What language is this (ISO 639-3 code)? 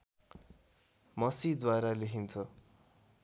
nep